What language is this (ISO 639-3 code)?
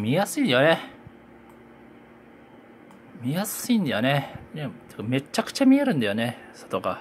jpn